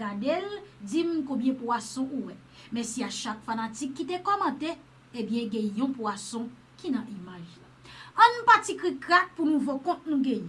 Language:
French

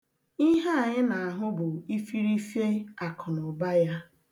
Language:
Igbo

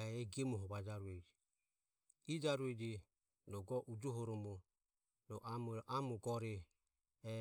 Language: Ömie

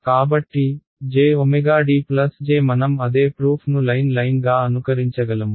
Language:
Telugu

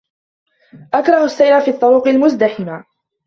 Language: Arabic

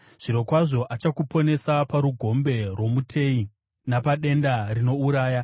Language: Shona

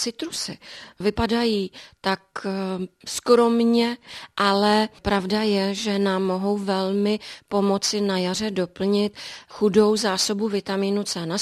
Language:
Czech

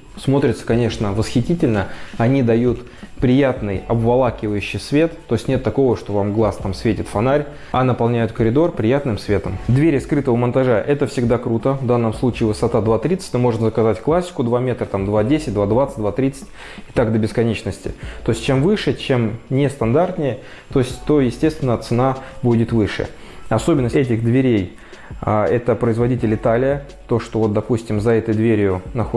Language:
Russian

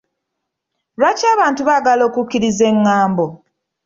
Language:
Ganda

